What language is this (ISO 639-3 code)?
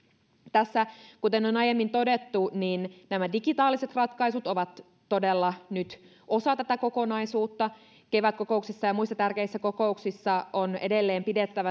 fin